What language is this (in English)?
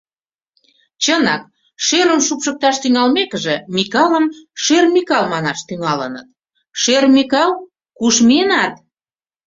Mari